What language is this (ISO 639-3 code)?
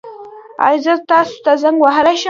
pus